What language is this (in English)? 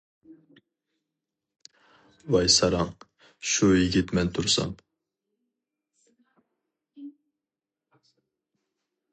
Uyghur